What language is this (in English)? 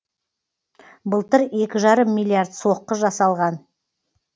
Kazakh